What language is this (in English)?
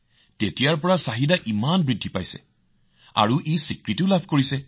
Assamese